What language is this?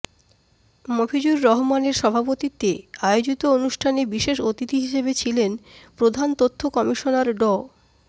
Bangla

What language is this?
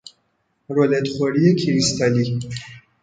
Persian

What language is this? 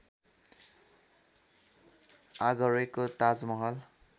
Nepali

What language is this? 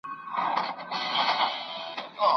Pashto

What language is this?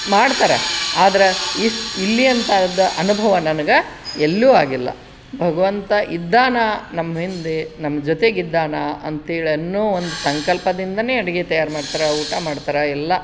Kannada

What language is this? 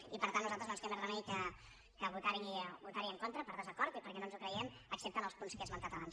Catalan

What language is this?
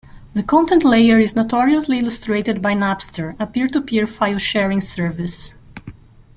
English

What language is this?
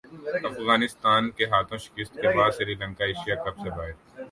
Urdu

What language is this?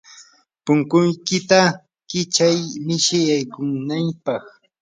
Yanahuanca Pasco Quechua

